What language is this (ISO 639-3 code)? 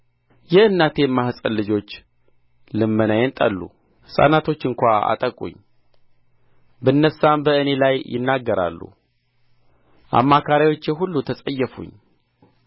amh